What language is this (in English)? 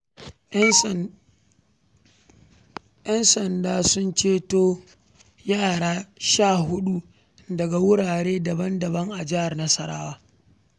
Hausa